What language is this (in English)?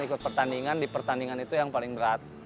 Indonesian